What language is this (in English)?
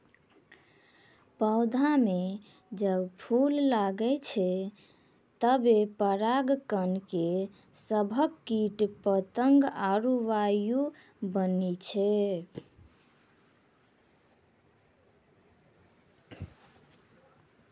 Maithili